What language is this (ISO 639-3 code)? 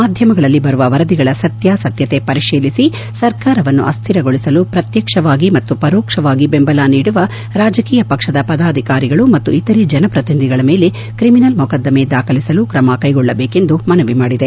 kan